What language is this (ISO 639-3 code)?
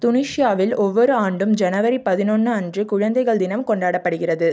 tam